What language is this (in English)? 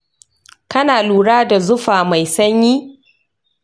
Hausa